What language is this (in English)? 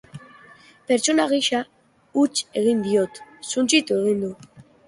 Basque